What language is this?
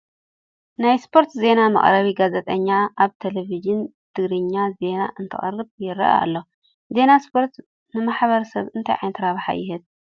Tigrinya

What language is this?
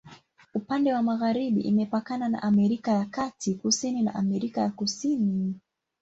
Swahili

